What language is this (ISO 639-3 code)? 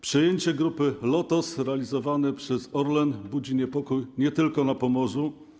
pol